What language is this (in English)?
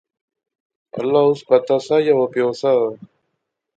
Pahari-Potwari